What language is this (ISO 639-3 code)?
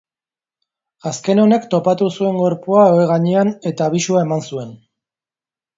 eus